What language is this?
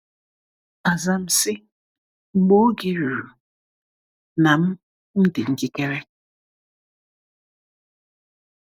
Igbo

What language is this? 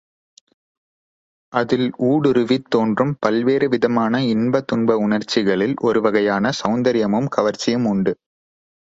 Tamil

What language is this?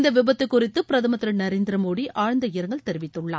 Tamil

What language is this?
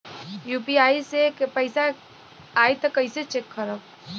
Bhojpuri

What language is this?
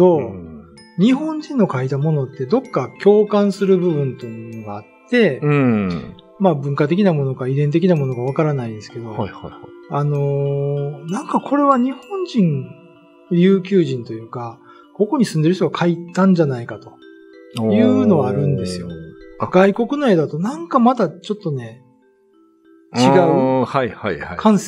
Japanese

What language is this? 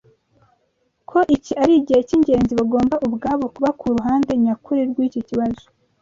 Kinyarwanda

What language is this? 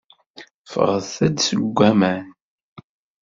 Kabyle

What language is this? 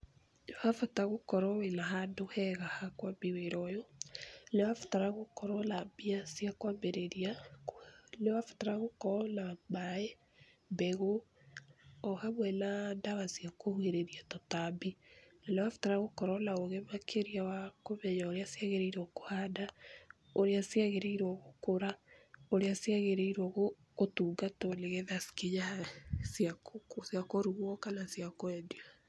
Kikuyu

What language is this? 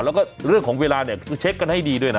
Thai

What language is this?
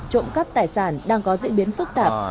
Vietnamese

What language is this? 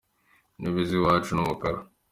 Kinyarwanda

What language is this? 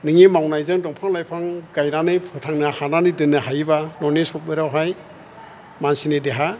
Bodo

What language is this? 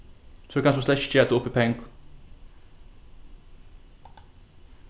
Faroese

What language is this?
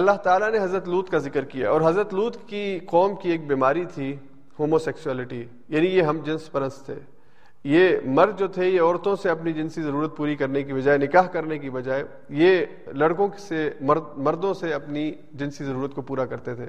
Urdu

